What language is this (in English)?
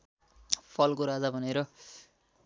Nepali